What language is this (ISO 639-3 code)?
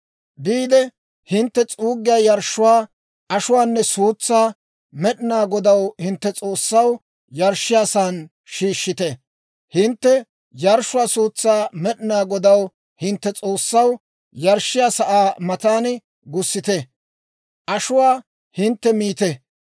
dwr